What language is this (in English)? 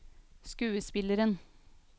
Norwegian